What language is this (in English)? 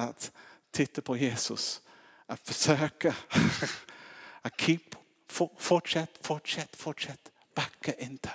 Swedish